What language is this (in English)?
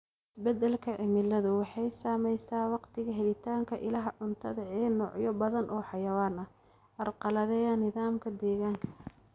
Somali